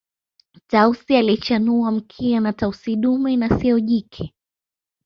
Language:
Swahili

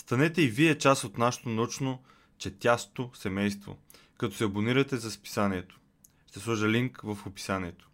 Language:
Bulgarian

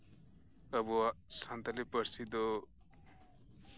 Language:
Santali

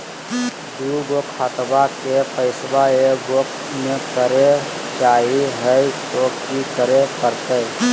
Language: Magahi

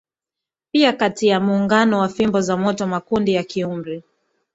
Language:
Swahili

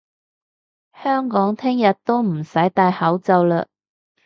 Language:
Cantonese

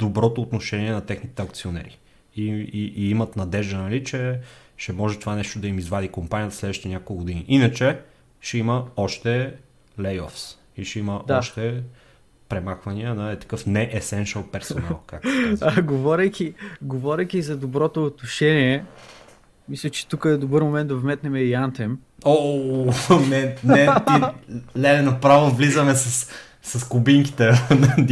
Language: Bulgarian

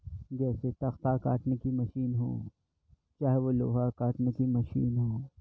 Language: Urdu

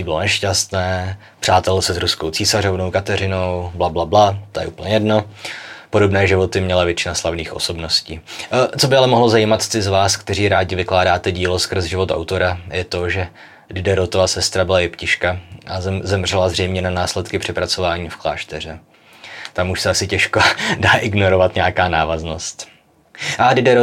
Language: Czech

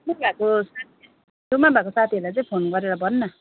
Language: Nepali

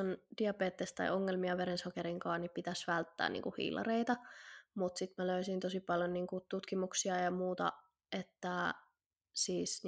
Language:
Finnish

